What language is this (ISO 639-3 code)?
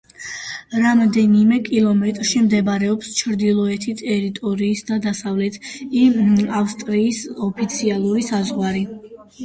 kat